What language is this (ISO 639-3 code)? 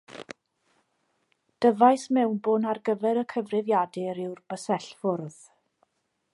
cym